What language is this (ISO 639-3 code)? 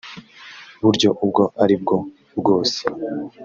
kin